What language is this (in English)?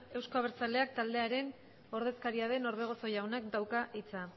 Basque